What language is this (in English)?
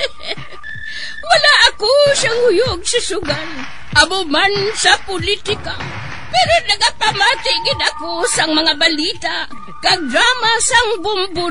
Filipino